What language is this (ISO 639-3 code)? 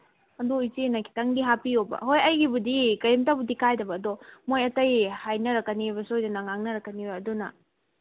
mni